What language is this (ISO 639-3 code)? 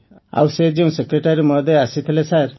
ori